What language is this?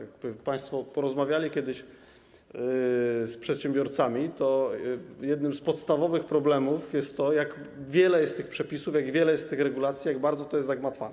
Polish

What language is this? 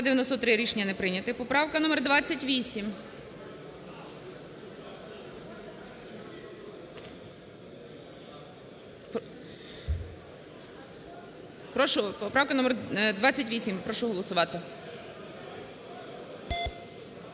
Ukrainian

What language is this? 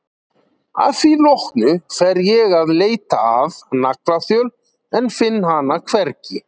Icelandic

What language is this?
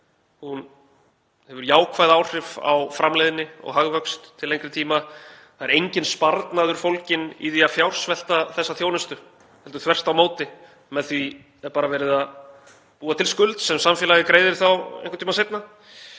Icelandic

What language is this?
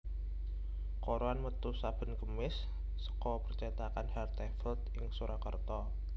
Javanese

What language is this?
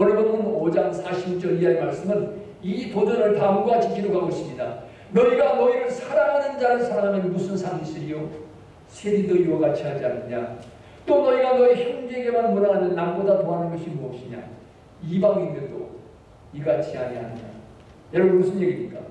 Korean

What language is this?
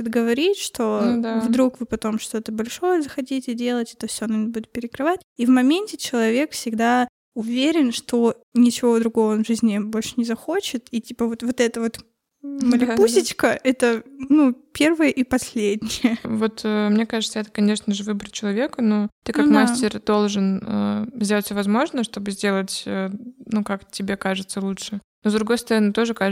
Russian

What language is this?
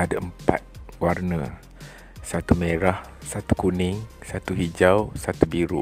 Malay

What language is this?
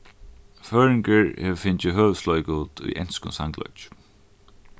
Faroese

